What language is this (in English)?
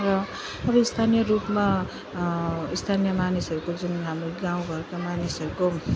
Nepali